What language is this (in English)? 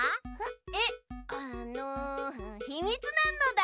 Japanese